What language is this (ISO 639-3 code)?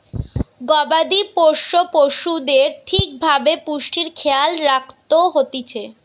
ben